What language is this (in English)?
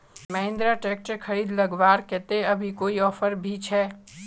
Magahi